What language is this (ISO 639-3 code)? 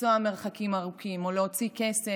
heb